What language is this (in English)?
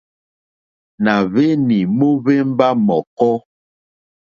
Mokpwe